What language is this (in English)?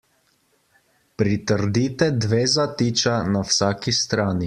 Slovenian